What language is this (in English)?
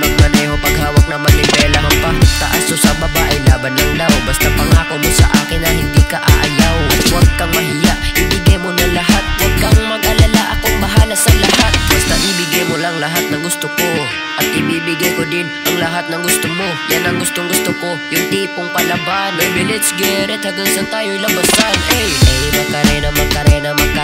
Italian